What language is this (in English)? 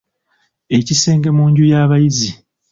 Ganda